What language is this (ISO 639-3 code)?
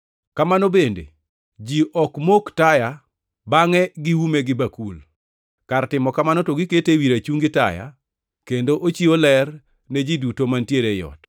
luo